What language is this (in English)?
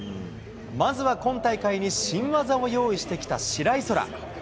Japanese